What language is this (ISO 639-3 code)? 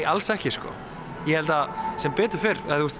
isl